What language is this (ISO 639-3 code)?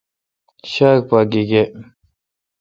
xka